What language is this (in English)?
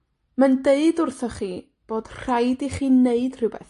Welsh